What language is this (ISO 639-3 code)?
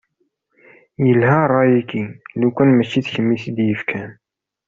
kab